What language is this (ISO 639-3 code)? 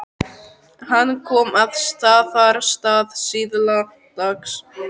isl